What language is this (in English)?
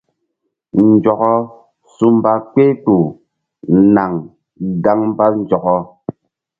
Mbum